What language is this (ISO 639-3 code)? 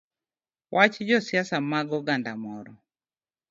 luo